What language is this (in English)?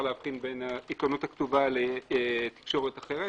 Hebrew